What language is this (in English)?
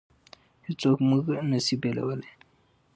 Pashto